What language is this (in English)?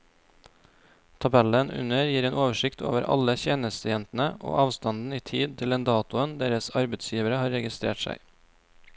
Norwegian